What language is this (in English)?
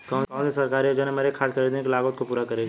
Hindi